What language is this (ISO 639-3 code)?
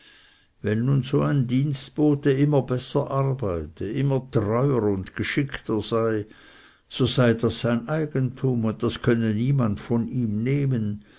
deu